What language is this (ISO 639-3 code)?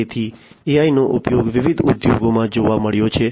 guj